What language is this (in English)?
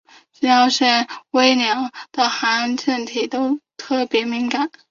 Chinese